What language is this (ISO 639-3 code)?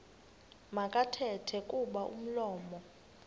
xho